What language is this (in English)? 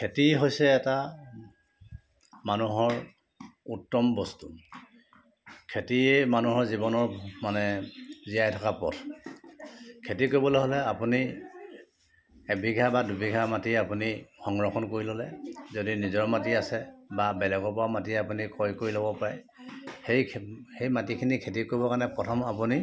Assamese